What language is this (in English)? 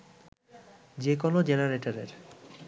Bangla